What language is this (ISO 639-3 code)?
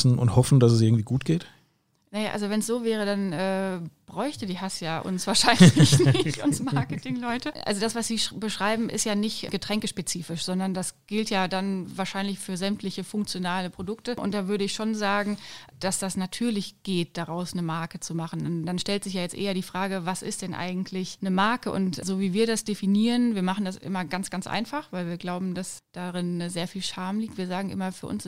deu